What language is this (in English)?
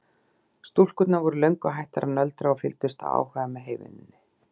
Icelandic